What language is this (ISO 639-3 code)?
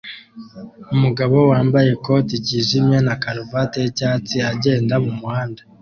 kin